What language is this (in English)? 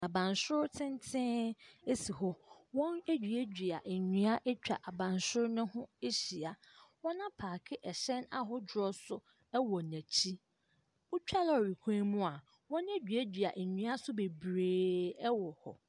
Akan